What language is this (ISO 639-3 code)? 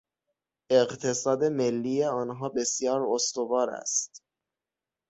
fas